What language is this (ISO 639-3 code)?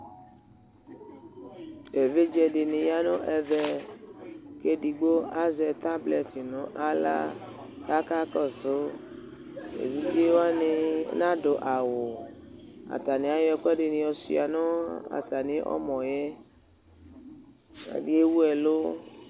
kpo